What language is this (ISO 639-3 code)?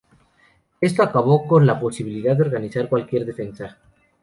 spa